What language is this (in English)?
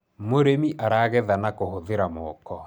Kikuyu